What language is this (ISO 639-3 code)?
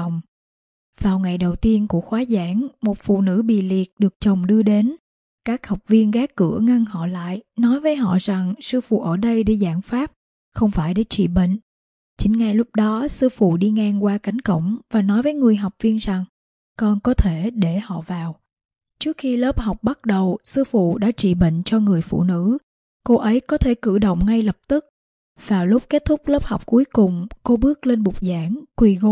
vie